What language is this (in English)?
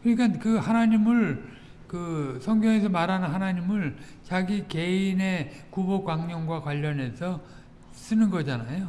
Korean